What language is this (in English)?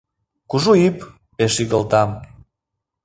Mari